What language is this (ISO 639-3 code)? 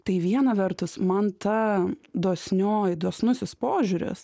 lit